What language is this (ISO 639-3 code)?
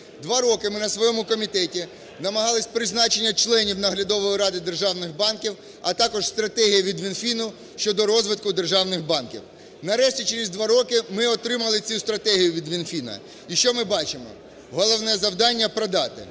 ukr